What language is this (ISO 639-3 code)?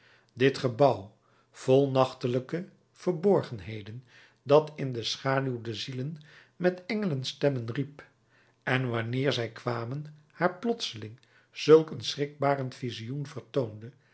nld